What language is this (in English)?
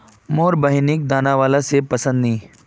Magahi